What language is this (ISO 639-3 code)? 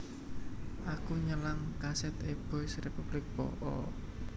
jav